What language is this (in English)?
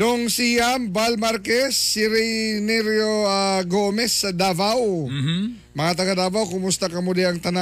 Filipino